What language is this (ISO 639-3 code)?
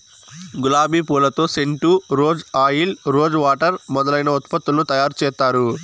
tel